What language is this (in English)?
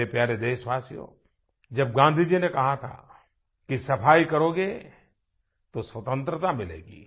Hindi